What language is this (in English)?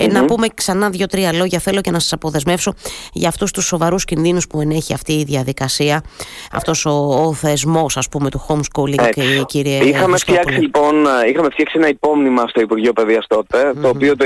Greek